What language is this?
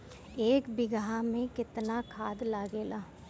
Bhojpuri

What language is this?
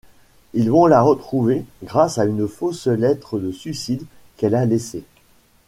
French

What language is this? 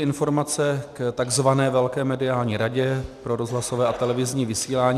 Czech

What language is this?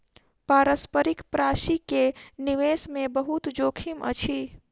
Maithili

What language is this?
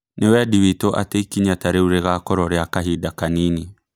Kikuyu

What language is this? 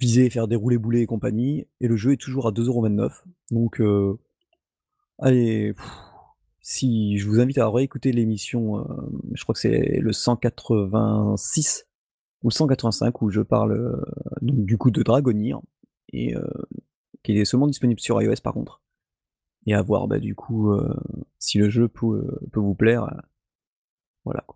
French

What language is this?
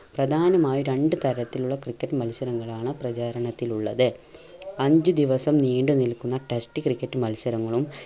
Malayalam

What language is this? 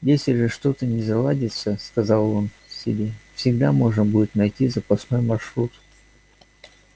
Russian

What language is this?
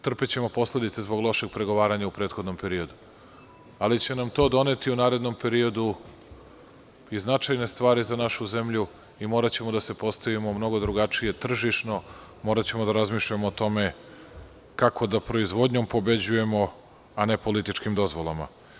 Serbian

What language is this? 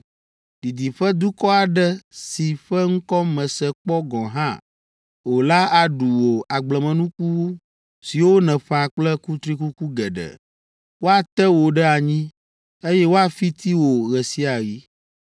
Ewe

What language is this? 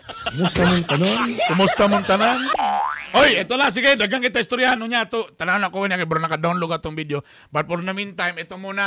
Filipino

